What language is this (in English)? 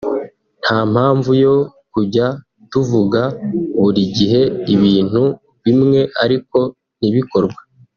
Kinyarwanda